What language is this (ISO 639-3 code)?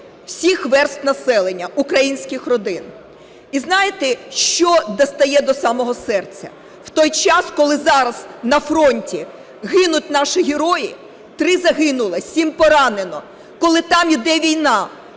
ukr